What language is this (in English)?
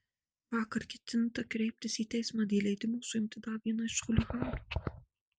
Lithuanian